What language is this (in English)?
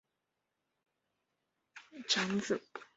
Chinese